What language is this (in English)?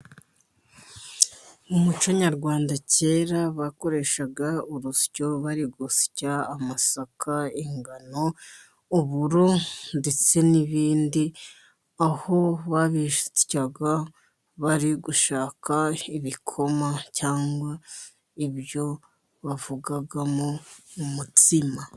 Kinyarwanda